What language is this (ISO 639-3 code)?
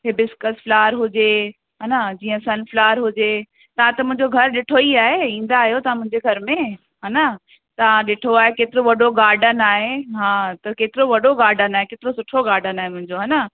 snd